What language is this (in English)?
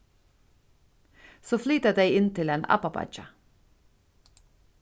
Faroese